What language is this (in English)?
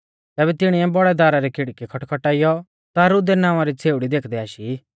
Mahasu Pahari